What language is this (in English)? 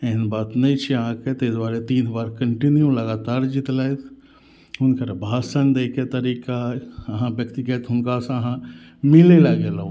Maithili